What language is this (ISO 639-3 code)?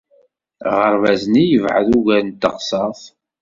kab